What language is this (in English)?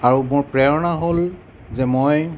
Assamese